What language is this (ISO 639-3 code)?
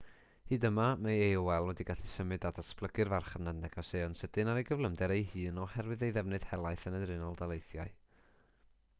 cym